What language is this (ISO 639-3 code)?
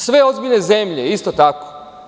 srp